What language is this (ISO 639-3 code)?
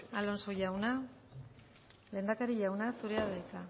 eus